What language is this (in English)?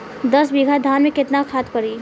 Bhojpuri